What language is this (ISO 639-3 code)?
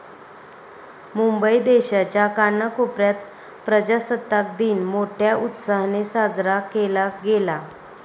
mar